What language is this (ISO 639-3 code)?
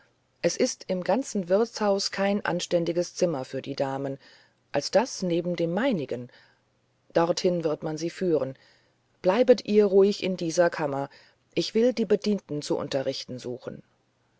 deu